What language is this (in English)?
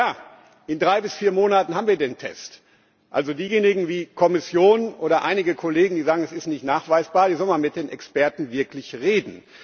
German